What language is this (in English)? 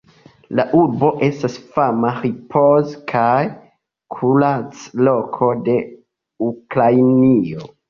Esperanto